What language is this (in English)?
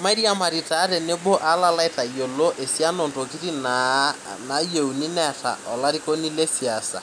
Masai